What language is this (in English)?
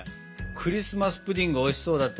Japanese